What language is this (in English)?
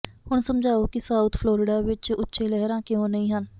Punjabi